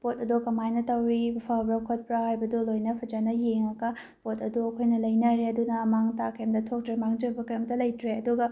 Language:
Manipuri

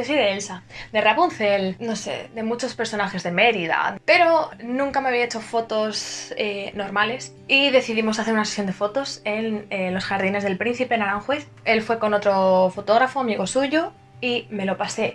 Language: Spanish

